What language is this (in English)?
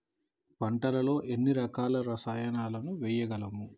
Telugu